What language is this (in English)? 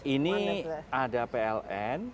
Indonesian